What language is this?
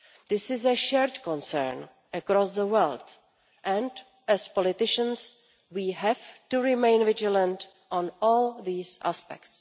English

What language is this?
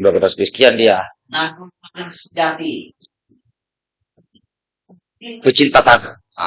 Indonesian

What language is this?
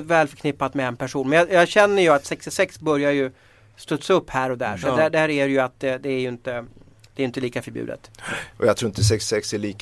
Swedish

